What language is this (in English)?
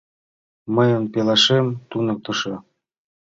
Mari